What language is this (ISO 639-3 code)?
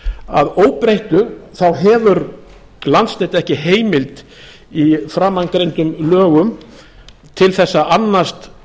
isl